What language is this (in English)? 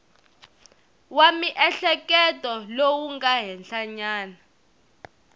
Tsonga